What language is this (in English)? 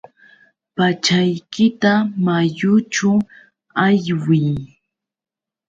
Yauyos Quechua